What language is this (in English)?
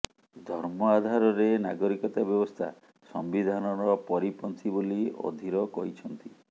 Odia